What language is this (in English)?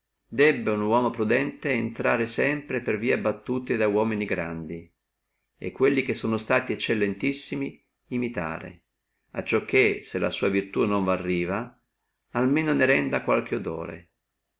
Italian